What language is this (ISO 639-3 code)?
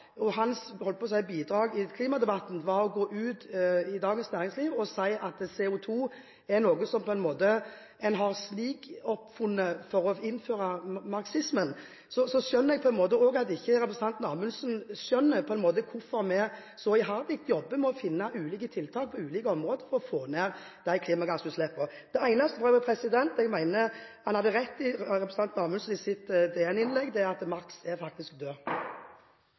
nor